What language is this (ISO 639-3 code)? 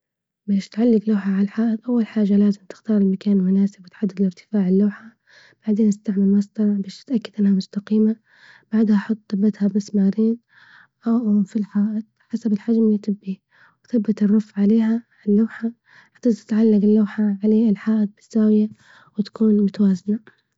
ayl